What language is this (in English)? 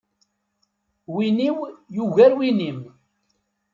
Kabyle